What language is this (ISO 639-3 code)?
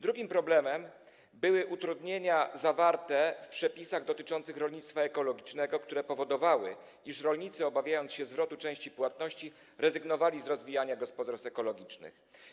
pol